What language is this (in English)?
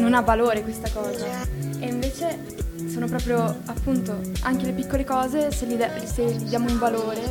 Italian